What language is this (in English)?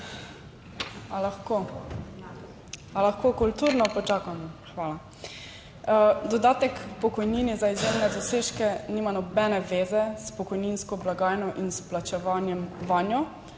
Slovenian